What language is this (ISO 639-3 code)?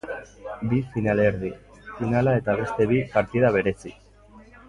eus